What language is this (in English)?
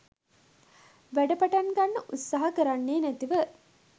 Sinhala